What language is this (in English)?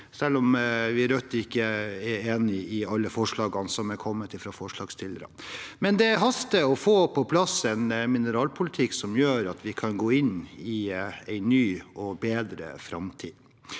Norwegian